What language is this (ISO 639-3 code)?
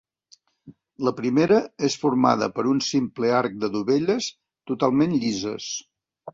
cat